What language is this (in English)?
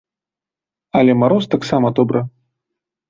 Belarusian